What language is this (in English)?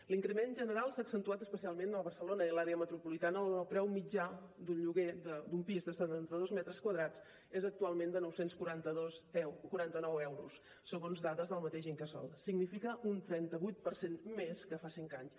Catalan